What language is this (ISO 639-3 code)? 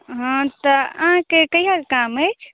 mai